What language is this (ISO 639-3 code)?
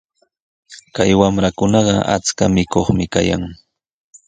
qws